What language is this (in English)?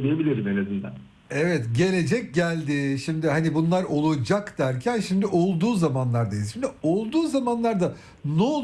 Turkish